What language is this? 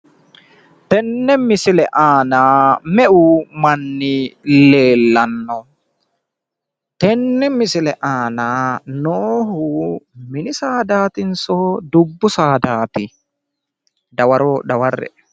Sidamo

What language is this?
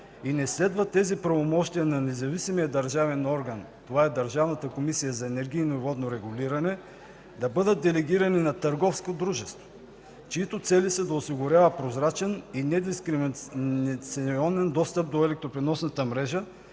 Bulgarian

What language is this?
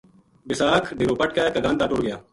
Gujari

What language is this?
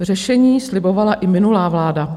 Czech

